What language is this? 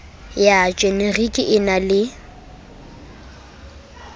Southern Sotho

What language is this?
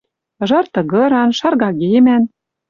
Western Mari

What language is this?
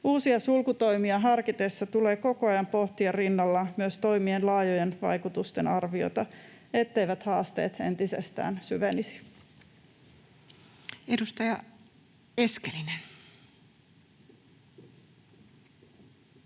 Finnish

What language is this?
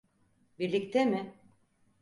Turkish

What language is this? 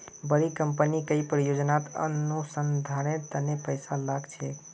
Magahi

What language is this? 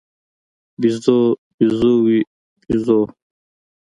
Pashto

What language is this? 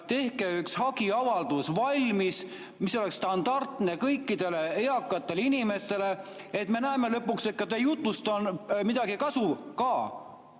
Estonian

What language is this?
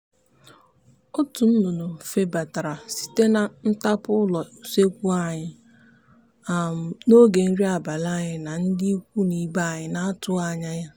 Igbo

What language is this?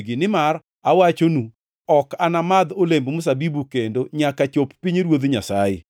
Luo (Kenya and Tanzania)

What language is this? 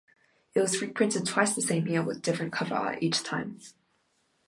English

